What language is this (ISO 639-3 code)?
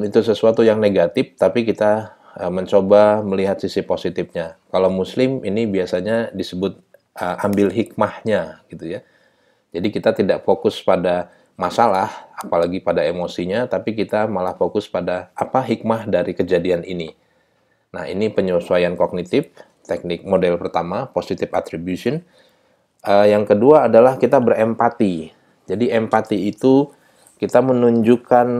ind